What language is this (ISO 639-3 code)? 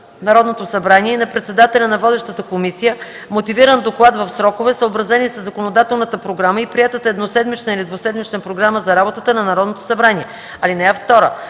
bul